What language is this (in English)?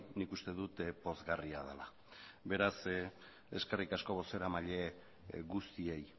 Basque